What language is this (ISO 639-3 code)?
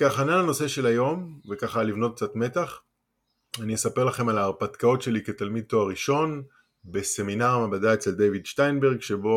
heb